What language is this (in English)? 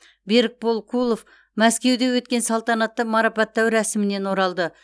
Kazakh